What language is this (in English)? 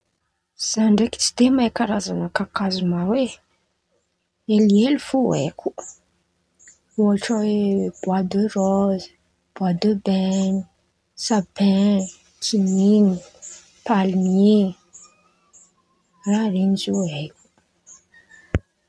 Antankarana Malagasy